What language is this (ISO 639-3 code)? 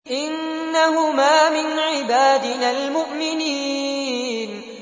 ara